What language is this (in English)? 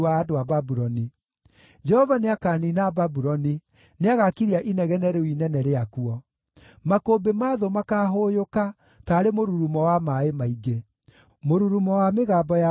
Kikuyu